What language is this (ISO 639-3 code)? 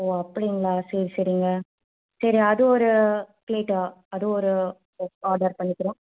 tam